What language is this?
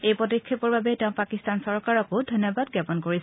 Assamese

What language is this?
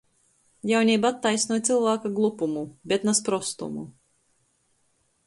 Latgalian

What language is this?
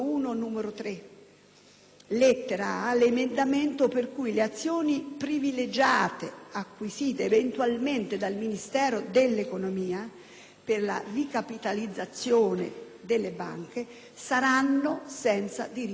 Italian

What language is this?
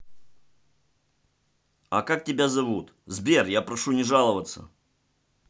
Russian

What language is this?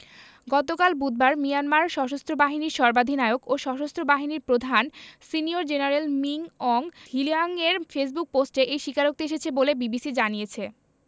Bangla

